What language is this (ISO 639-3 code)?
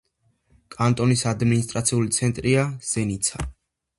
kat